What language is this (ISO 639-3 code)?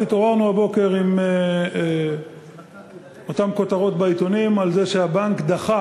heb